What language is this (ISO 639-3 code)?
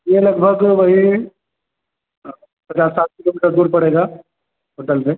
urd